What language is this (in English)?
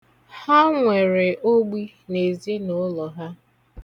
Igbo